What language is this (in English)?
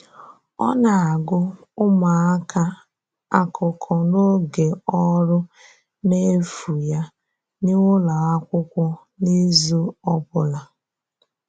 Igbo